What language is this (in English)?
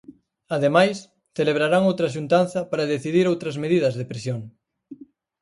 Galician